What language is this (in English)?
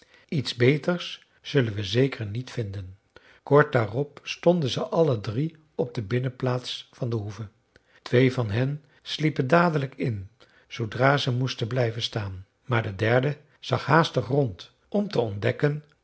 Dutch